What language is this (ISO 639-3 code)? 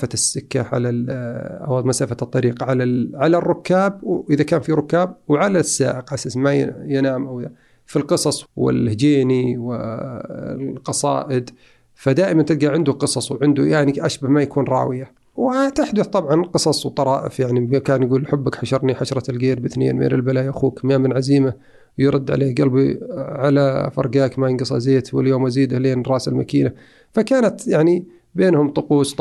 ara